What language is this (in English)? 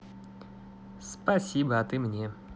Russian